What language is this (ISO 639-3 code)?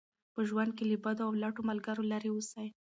pus